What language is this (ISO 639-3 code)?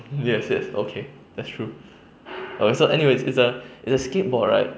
eng